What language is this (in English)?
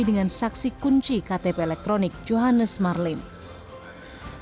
Indonesian